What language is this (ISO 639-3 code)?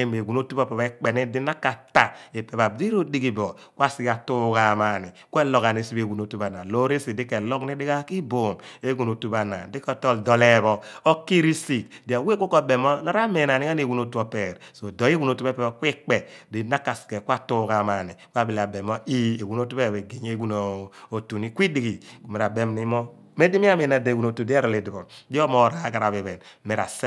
abn